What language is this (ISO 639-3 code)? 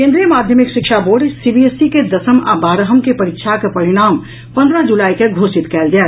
mai